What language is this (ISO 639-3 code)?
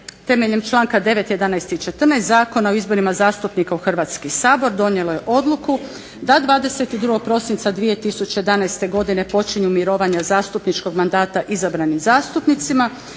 hrv